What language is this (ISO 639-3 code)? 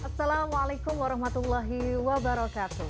ind